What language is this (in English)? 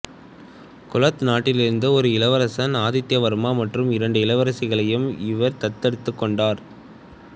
Tamil